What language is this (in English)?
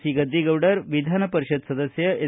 Kannada